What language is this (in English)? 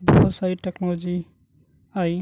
Urdu